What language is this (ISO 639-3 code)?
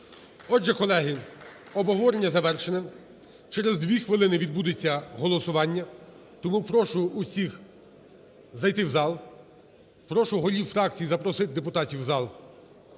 ukr